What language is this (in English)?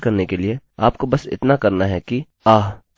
Hindi